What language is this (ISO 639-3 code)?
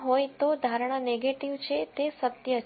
guj